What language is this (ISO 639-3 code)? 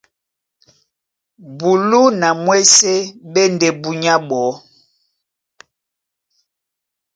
dua